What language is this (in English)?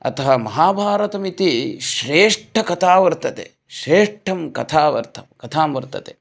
Sanskrit